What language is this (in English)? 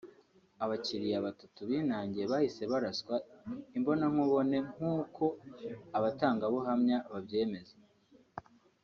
Kinyarwanda